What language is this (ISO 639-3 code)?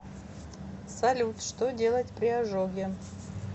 rus